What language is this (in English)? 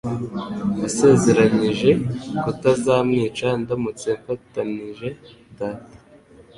Kinyarwanda